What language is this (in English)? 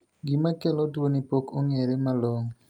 Luo (Kenya and Tanzania)